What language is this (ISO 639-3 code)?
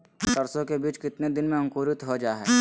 mag